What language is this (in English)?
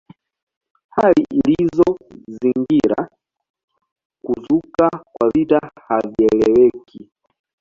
Swahili